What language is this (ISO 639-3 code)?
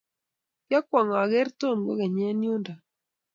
kln